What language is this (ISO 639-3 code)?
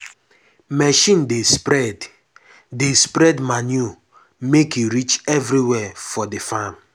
pcm